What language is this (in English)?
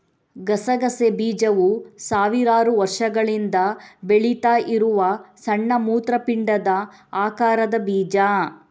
Kannada